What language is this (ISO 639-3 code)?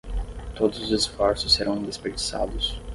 por